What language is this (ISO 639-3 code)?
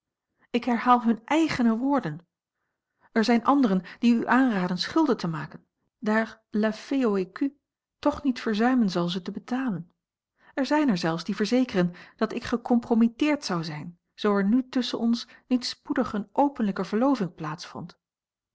nld